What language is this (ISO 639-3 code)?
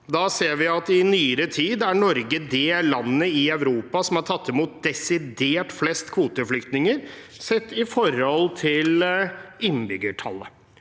nor